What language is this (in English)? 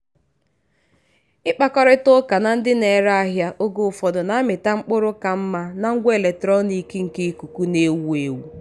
Igbo